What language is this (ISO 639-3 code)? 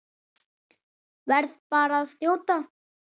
isl